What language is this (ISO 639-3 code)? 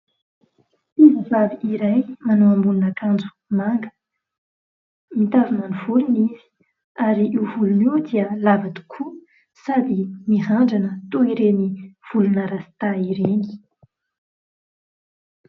mlg